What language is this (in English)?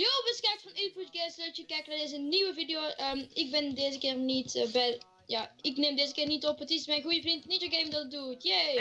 Dutch